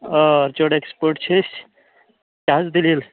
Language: Kashmiri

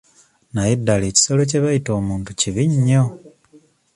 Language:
Ganda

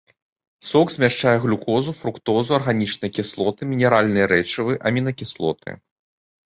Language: Belarusian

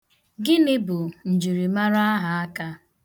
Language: Igbo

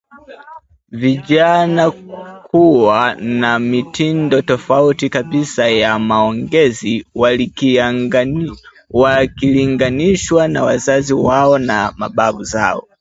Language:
Swahili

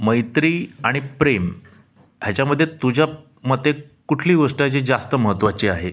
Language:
Marathi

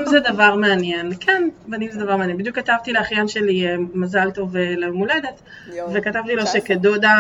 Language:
Hebrew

